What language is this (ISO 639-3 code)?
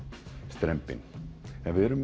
isl